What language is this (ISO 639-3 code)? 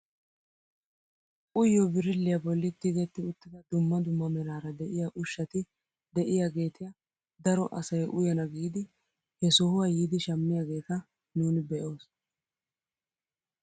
wal